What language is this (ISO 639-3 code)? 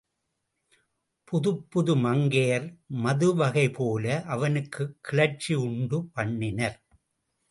tam